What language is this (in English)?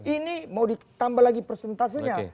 Indonesian